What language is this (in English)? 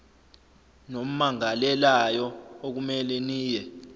Zulu